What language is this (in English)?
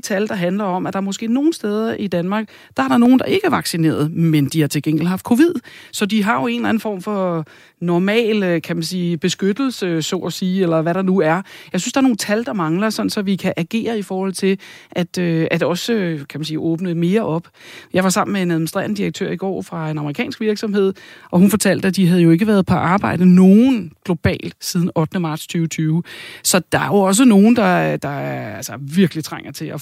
Danish